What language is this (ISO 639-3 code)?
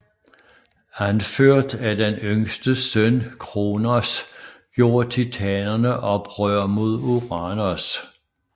dan